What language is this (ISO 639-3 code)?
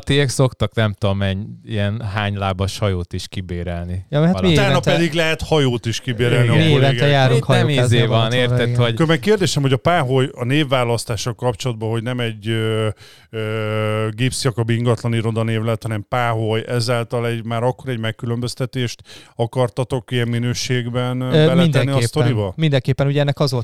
hun